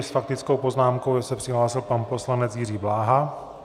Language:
Czech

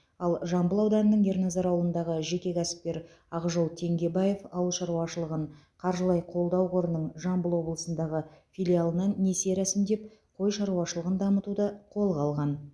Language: Kazakh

